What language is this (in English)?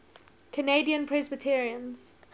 English